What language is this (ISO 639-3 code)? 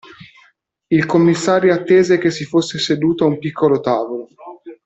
ita